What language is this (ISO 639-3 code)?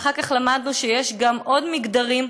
heb